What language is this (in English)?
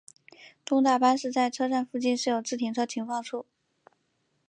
Chinese